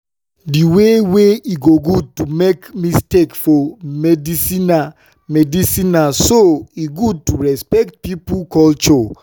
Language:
Nigerian Pidgin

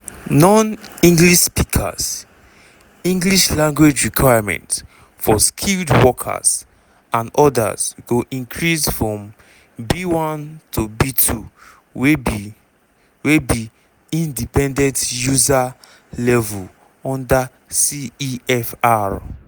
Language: Nigerian Pidgin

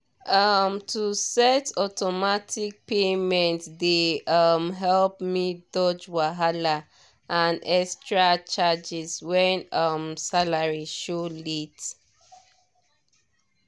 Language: Nigerian Pidgin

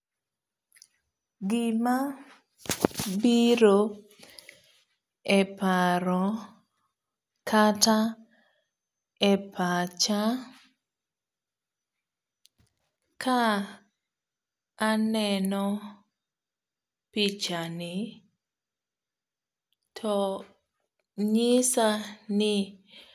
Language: Luo (Kenya and Tanzania)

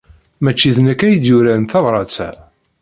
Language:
Kabyle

